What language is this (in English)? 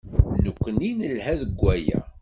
Kabyle